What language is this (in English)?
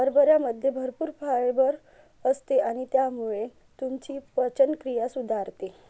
Marathi